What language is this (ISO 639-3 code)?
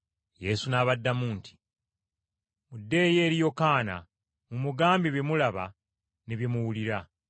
lug